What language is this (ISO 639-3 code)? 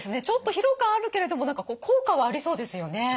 jpn